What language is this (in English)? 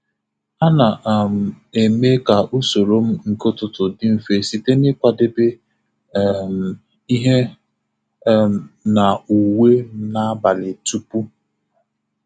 Igbo